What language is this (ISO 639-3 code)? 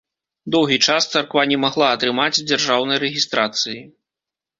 bel